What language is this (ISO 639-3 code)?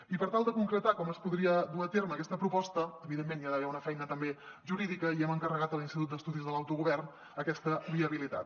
cat